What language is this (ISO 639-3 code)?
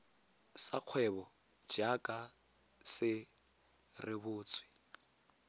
tsn